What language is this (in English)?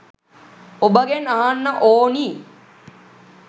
Sinhala